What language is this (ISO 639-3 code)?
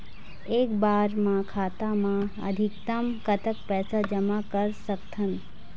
hne